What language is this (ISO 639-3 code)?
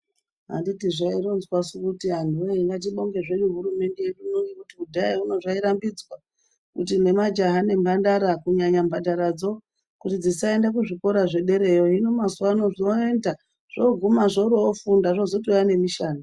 ndc